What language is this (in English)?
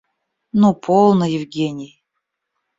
Russian